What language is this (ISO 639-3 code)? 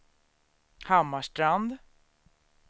swe